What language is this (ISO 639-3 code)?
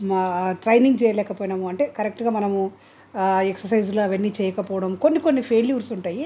tel